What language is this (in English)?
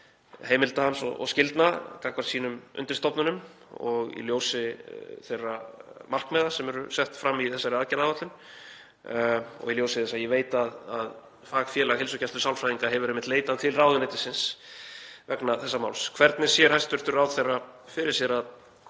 Icelandic